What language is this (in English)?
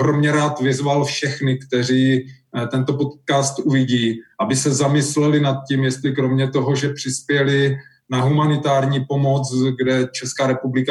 Czech